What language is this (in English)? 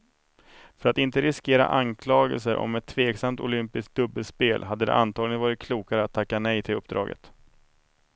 Swedish